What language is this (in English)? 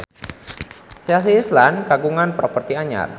Sundanese